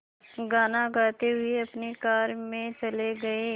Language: Hindi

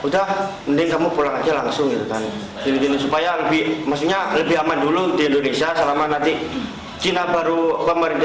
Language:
Indonesian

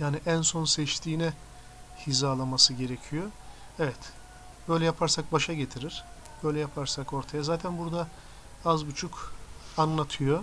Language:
Turkish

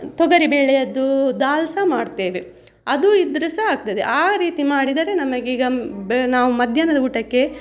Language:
Kannada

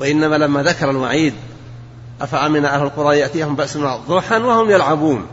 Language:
Arabic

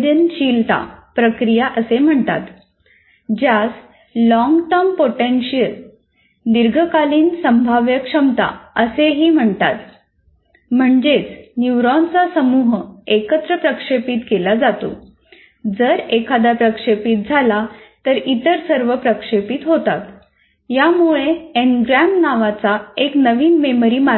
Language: Marathi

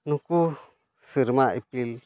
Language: Santali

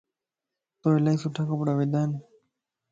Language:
Lasi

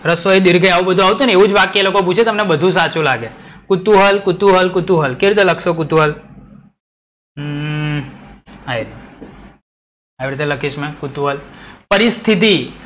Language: Gujarati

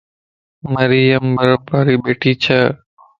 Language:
Lasi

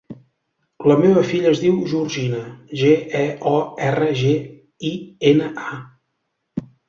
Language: Catalan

